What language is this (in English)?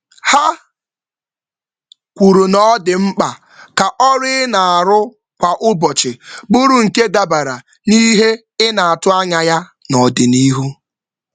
Igbo